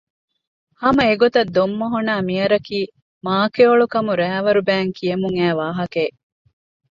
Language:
Divehi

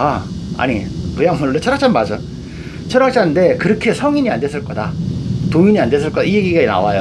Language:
Korean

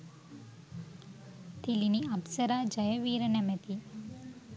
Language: Sinhala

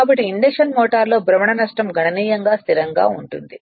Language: Telugu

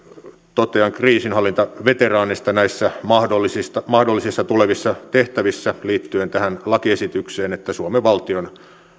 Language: Finnish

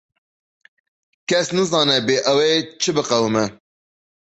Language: Kurdish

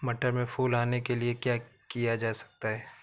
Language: Hindi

